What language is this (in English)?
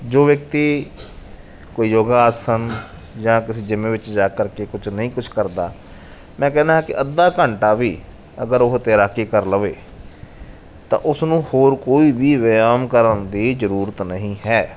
Punjabi